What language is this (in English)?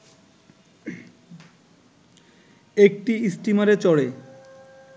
Bangla